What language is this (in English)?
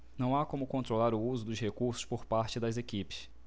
Portuguese